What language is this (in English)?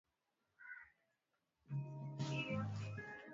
Swahili